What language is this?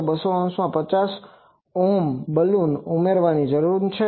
Gujarati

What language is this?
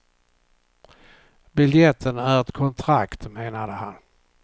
Swedish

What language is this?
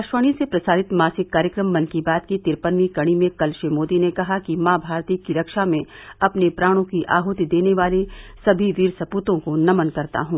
Hindi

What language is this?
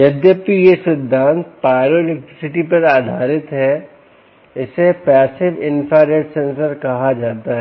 Hindi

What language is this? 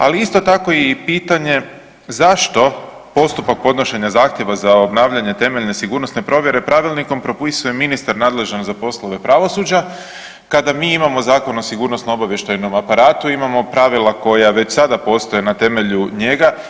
Croatian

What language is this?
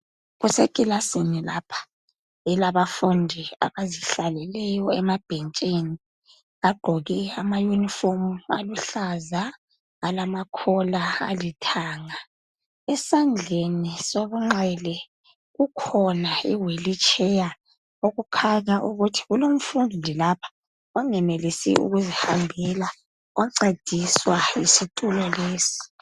North Ndebele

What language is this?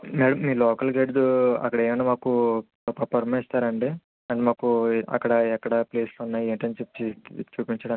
Telugu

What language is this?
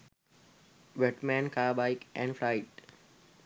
Sinhala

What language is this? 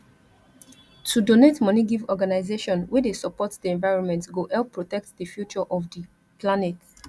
Nigerian Pidgin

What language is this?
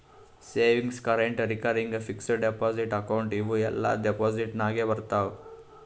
Kannada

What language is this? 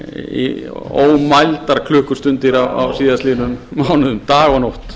Icelandic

